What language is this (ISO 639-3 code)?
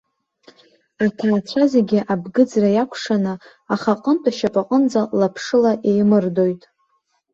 abk